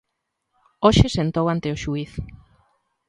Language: Galician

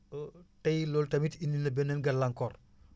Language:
Wolof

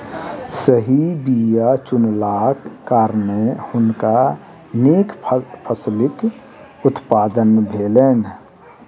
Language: Maithili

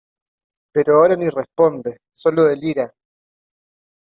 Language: Spanish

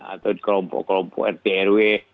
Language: Indonesian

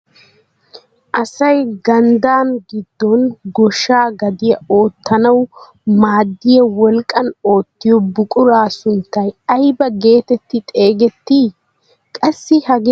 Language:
Wolaytta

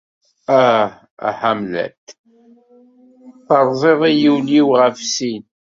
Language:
Kabyle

